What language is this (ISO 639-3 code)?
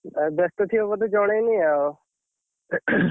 ori